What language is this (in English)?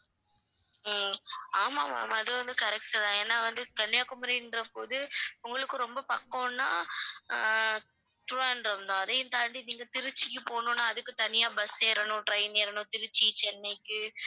Tamil